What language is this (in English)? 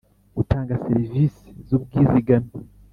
Kinyarwanda